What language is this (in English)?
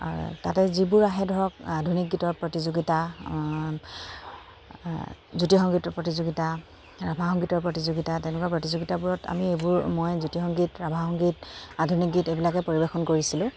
Assamese